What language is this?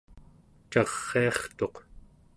Central Yupik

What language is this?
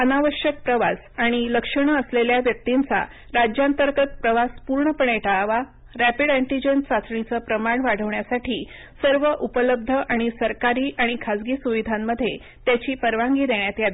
Marathi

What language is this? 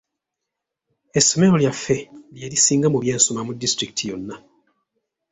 Ganda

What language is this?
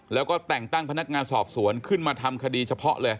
Thai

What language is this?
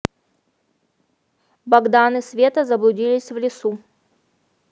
Russian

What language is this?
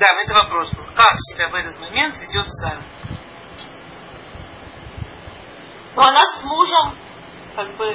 Russian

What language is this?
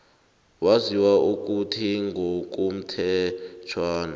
South Ndebele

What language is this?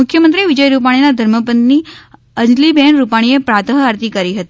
Gujarati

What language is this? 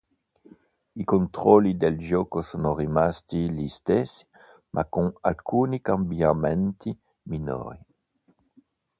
Italian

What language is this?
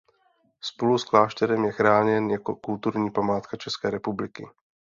Czech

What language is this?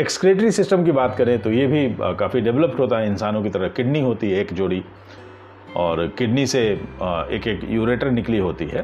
Hindi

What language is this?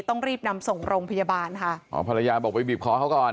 Thai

